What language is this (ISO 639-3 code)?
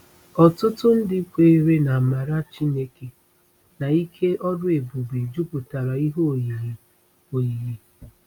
ibo